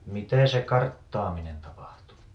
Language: Finnish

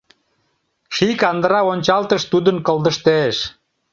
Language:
Mari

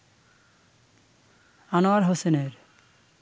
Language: Bangla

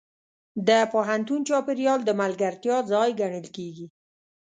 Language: Pashto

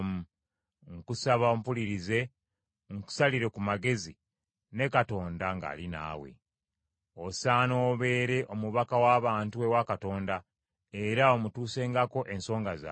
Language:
Ganda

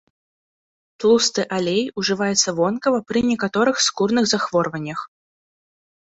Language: Belarusian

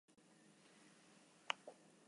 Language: Basque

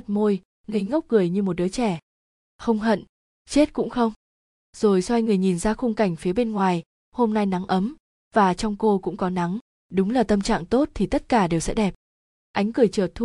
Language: Vietnamese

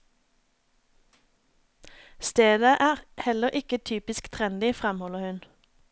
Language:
Norwegian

